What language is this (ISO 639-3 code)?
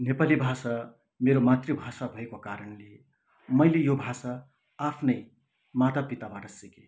nep